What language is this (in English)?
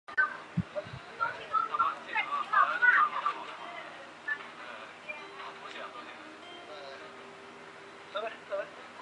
Chinese